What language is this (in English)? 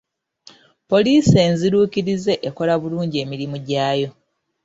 Ganda